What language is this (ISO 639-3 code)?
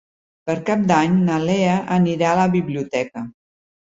cat